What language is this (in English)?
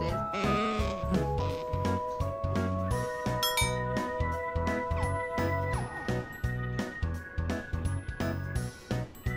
Japanese